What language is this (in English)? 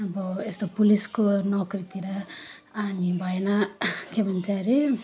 Nepali